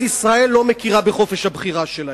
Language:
Hebrew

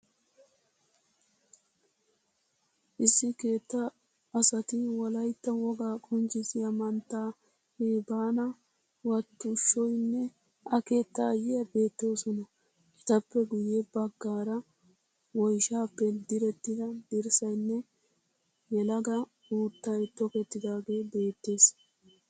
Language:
Wolaytta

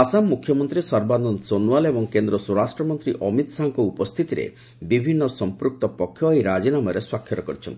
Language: Odia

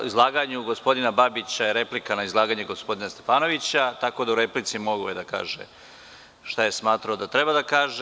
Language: Serbian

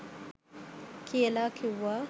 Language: Sinhala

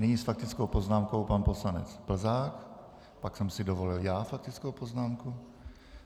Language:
Czech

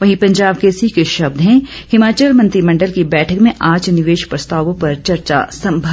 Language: Hindi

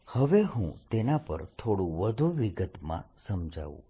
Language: Gujarati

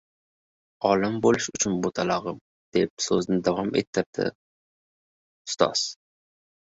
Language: Uzbek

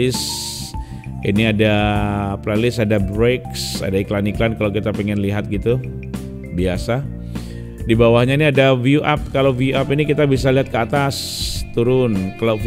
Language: Indonesian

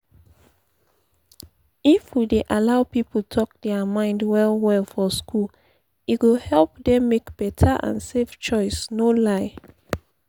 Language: Nigerian Pidgin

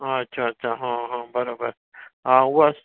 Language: Sindhi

